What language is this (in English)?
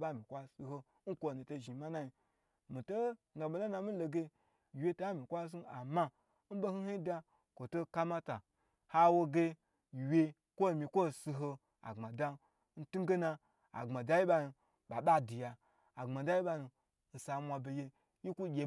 Gbagyi